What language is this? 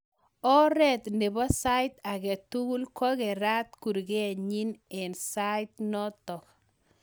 Kalenjin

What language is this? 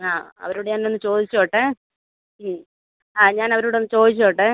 Malayalam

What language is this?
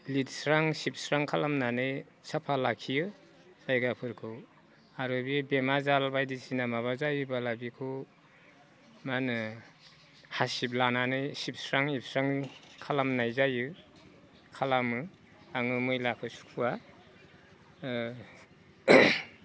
Bodo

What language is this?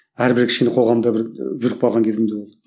Kazakh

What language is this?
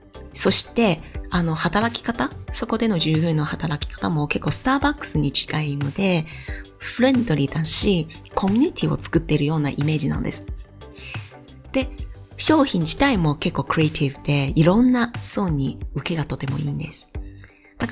Japanese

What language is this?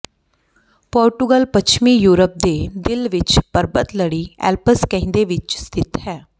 Punjabi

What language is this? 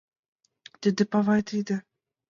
Mari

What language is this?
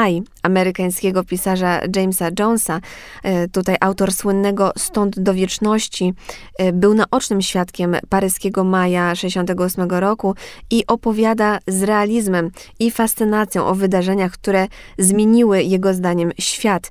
Polish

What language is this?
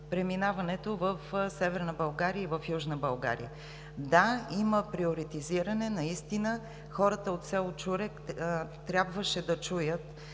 Bulgarian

